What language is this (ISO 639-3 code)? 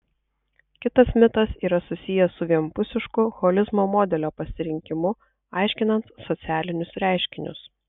lit